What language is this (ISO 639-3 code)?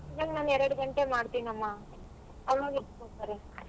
kan